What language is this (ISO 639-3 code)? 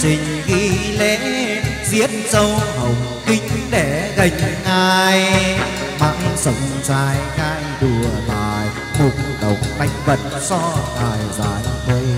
vie